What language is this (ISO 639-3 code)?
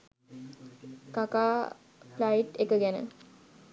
sin